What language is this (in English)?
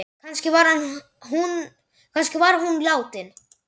Icelandic